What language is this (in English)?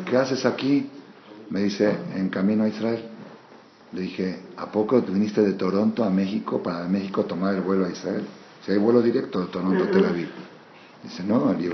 Spanish